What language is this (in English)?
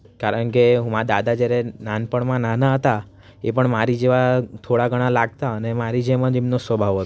Gujarati